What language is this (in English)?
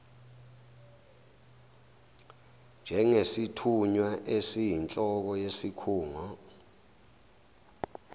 Zulu